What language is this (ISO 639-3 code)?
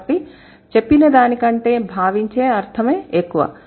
tel